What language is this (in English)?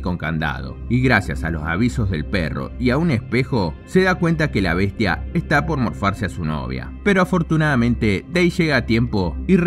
Spanish